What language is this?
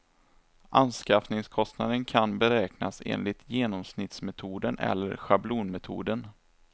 Swedish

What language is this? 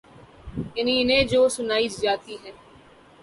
Urdu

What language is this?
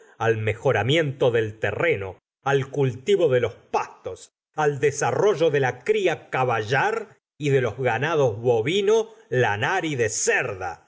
Spanish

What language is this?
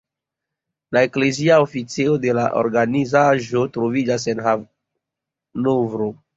Esperanto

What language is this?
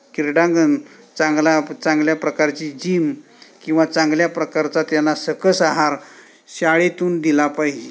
Marathi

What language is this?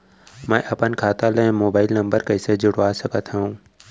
Chhattisgarhi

